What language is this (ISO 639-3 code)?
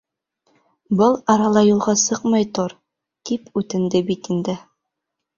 bak